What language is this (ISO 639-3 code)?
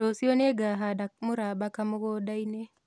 kik